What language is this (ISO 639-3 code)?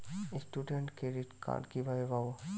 ben